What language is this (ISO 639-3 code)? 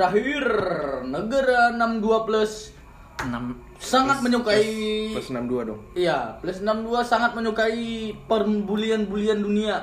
ind